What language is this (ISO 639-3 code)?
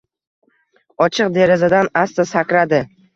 uzb